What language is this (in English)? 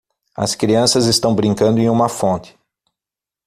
Portuguese